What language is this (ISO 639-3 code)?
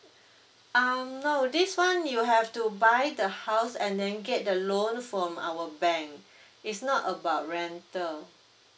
eng